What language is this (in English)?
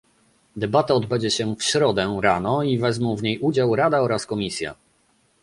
Polish